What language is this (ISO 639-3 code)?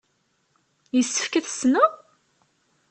kab